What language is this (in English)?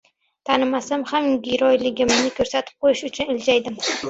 Uzbek